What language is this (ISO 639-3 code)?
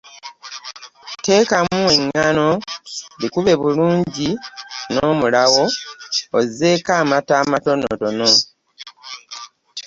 lug